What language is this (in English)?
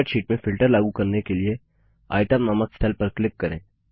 Hindi